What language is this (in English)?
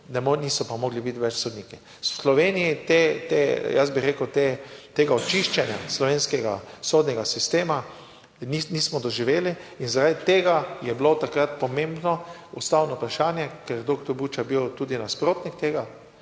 Slovenian